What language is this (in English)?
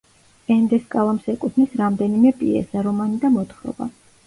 Georgian